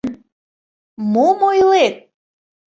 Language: Mari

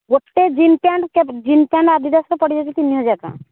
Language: Odia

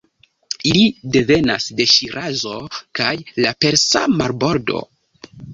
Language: Esperanto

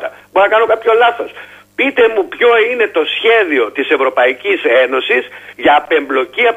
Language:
Greek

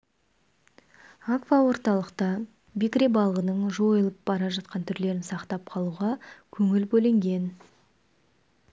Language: Kazakh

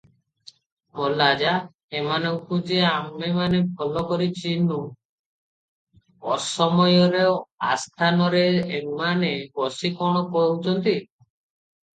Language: Odia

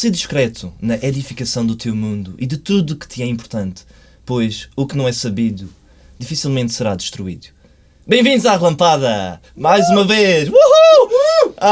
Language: Portuguese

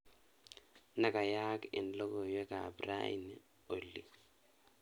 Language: Kalenjin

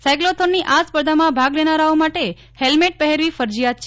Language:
Gujarati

